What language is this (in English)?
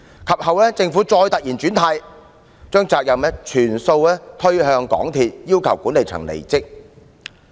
Cantonese